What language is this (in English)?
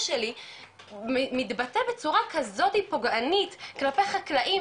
Hebrew